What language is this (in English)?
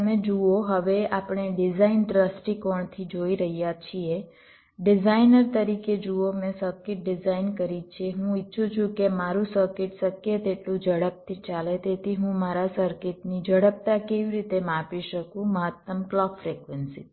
Gujarati